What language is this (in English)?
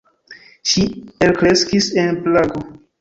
Esperanto